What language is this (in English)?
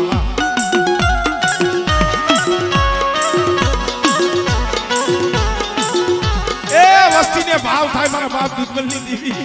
Arabic